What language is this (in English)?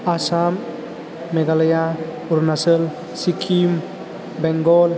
Bodo